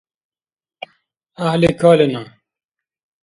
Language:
Dargwa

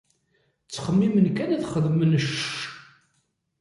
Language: Kabyle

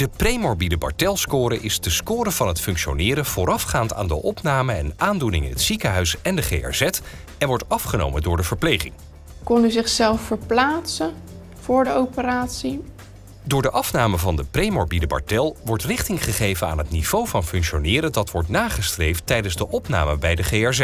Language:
Dutch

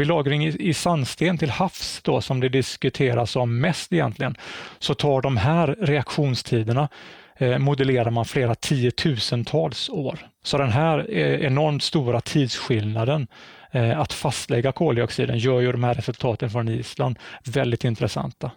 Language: Swedish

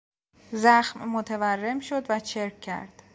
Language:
Persian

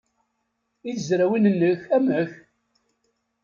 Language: Kabyle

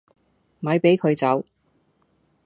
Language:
Cantonese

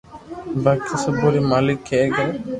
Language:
Loarki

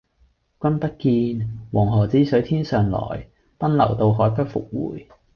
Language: Cantonese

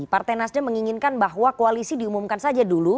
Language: Indonesian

